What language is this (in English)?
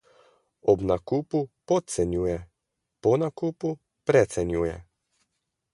Slovenian